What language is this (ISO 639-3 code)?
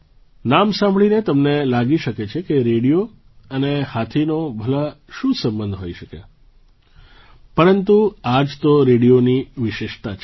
guj